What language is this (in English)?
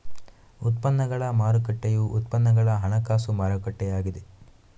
Kannada